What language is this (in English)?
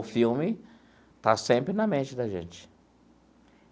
Portuguese